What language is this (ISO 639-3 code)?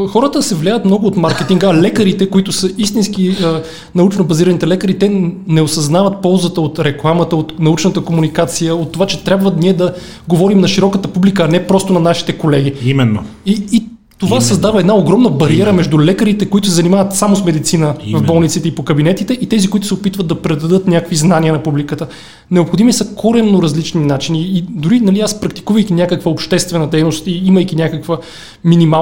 bul